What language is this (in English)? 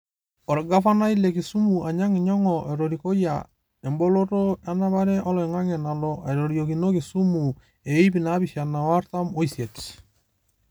Masai